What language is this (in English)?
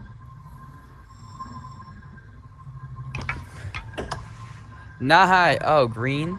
English